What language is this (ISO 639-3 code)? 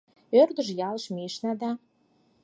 chm